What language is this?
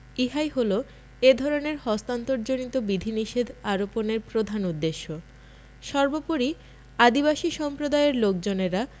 Bangla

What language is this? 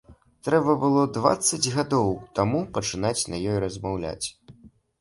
Belarusian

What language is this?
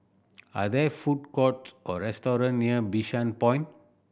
English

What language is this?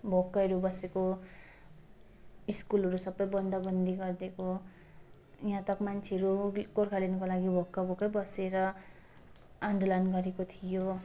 Nepali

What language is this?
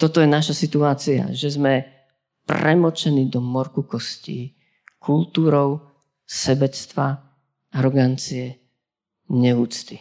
Slovak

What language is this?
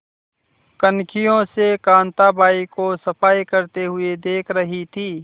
Hindi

